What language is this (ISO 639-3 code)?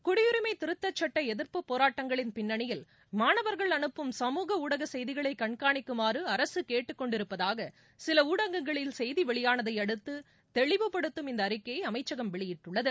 tam